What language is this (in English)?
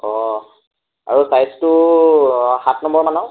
Assamese